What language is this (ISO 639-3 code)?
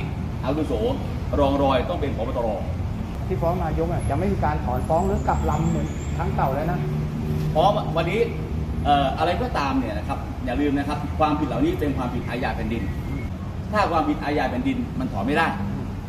tha